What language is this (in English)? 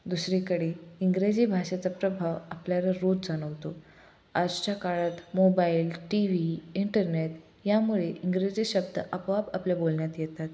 Marathi